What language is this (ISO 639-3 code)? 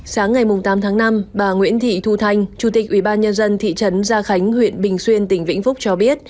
vie